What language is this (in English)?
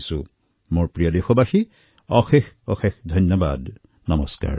Assamese